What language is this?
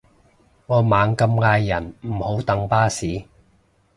Cantonese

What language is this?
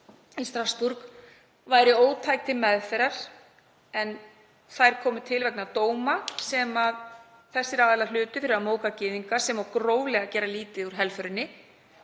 Icelandic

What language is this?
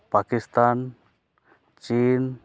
Santali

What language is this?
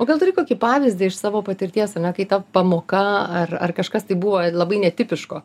Lithuanian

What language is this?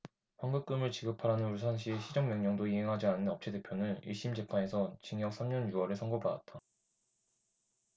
Korean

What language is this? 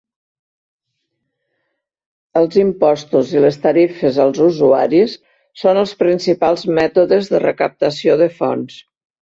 Catalan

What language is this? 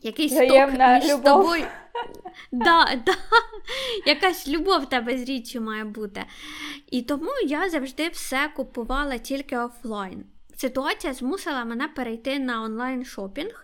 Ukrainian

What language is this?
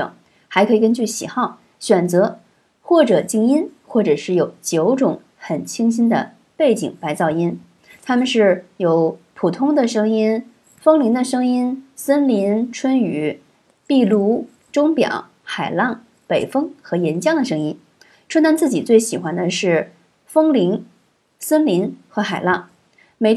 Chinese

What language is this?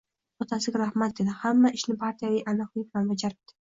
Uzbek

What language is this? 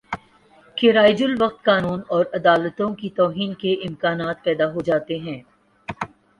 Urdu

